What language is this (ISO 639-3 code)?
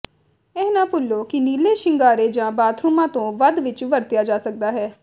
pan